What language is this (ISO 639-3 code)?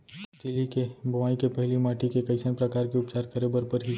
hne